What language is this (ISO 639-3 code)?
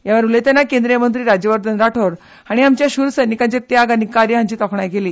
kok